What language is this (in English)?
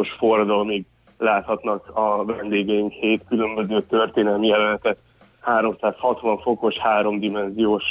Hungarian